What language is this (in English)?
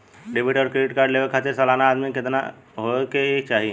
Bhojpuri